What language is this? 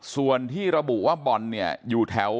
Thai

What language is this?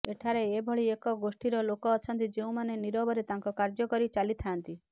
Odia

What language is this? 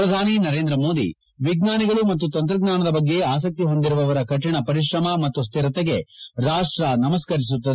Kannada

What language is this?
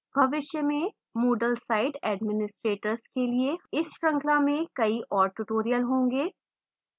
Hindi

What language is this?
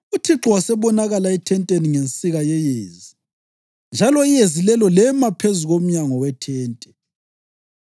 North Ndebele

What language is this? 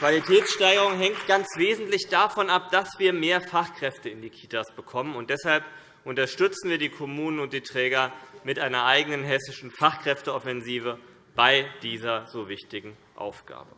German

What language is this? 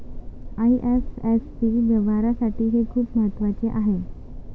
Marathi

